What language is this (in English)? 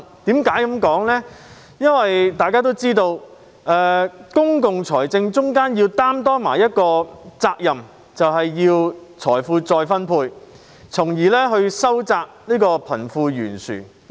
Cantonese